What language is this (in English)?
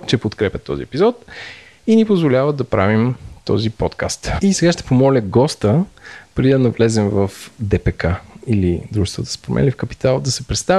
Bulgarian